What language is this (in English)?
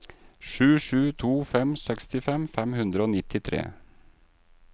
Norwegian